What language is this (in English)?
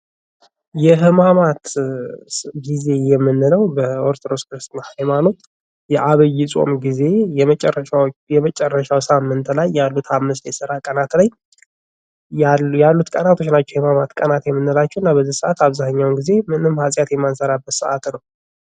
Amharic